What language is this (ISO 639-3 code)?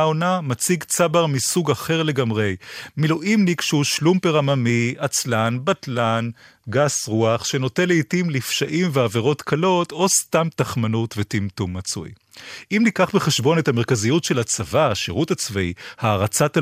heb